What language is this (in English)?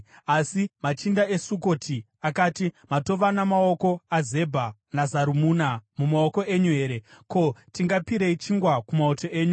Shona